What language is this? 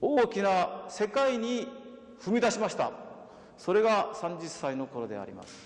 Japanese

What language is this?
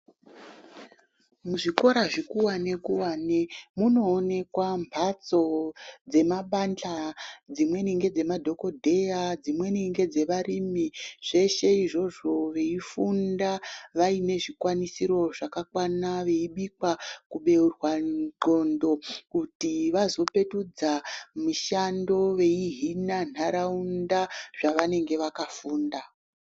Ndau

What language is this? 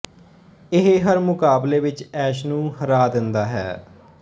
Punjabi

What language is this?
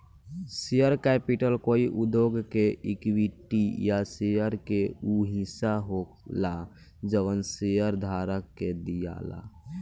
Bhojpuri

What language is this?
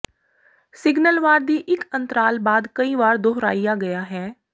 Punjabi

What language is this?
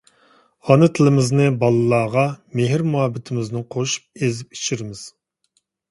Uyghur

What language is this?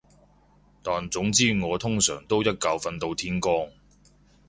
Cantonese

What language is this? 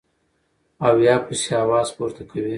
Pashto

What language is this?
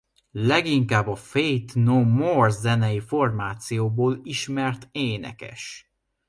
Hungarian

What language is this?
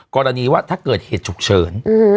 Thai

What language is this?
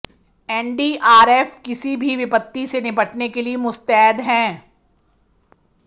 Hindi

